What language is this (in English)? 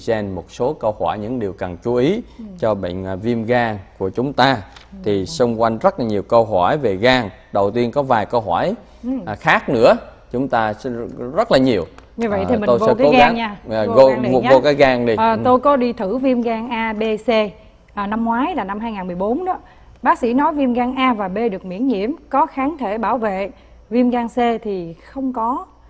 Vietnamese